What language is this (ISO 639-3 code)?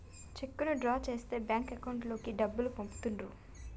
tel